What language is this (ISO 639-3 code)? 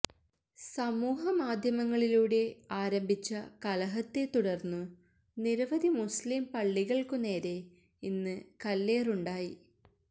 mal